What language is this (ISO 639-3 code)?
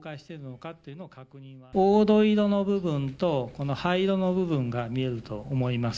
jpn